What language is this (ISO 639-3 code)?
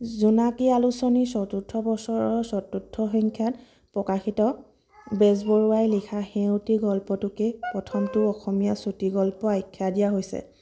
asm